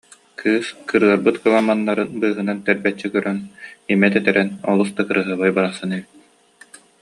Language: Yakut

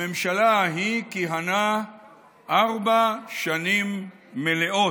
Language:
Hebrew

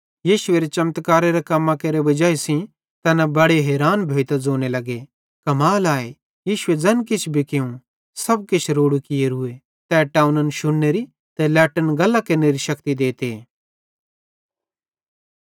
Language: Bhadrawahi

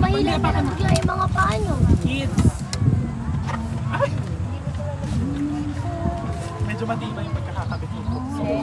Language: Filipino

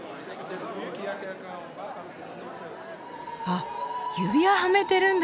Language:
Japanese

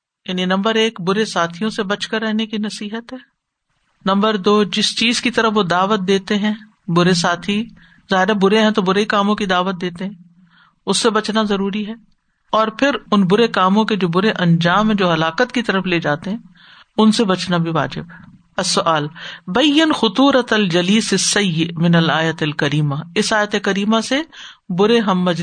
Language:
Urdu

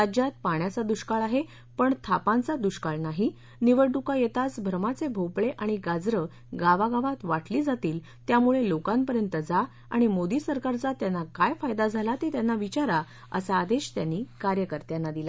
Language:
Marathi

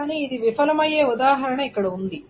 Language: Telugu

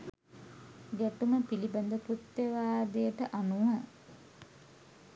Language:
Sinhala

